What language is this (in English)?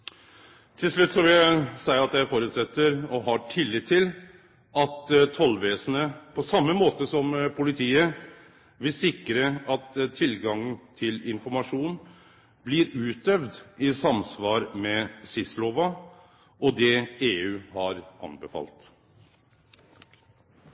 Norwegian Nynorsk